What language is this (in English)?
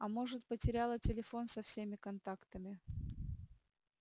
Russian